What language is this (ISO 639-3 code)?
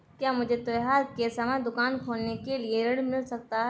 hin